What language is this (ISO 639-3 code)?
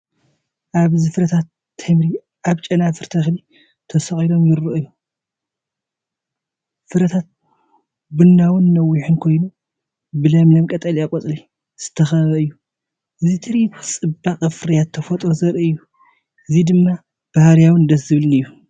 tir